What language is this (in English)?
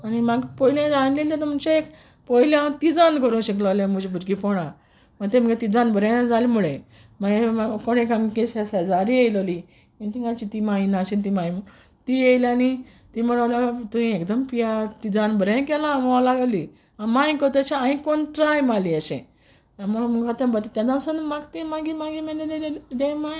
Konkani